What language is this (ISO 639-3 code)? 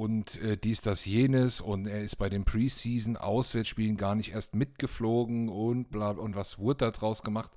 deu